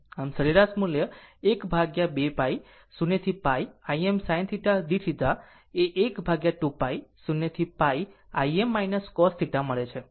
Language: Gujarati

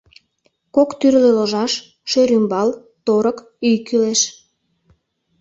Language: Mari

